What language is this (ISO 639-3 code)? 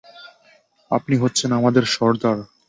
ben